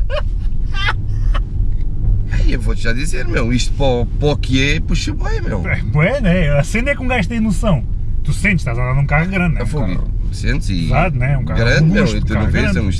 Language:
Portuguese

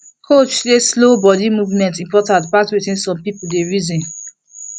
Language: Nigerian Pidgin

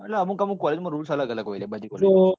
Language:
Gujarati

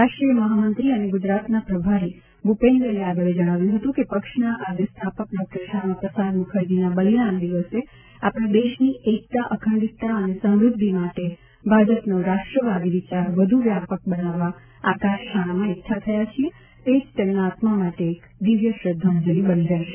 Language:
Gujarati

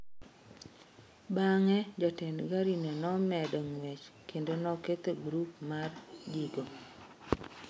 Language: Luo (Kenya and Tanzania)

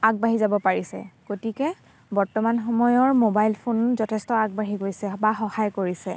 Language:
Assamese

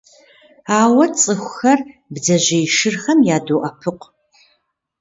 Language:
Kabardian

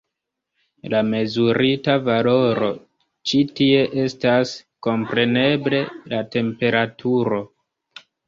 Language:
Esperanto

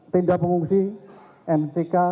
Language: Indonesian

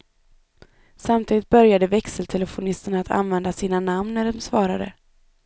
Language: Swedish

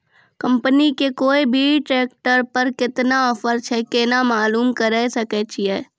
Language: Maithili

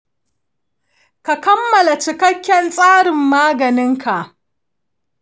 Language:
Hausa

